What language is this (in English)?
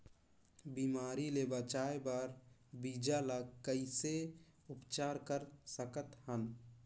Chhattisgarhi